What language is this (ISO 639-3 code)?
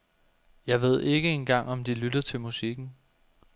dan